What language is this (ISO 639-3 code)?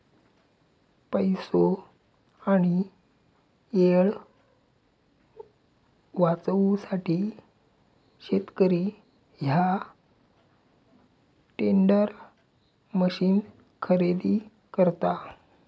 mar